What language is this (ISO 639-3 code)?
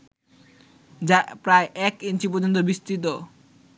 ben